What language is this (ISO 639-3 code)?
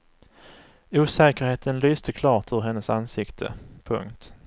swe